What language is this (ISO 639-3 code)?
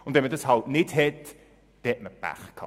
gsw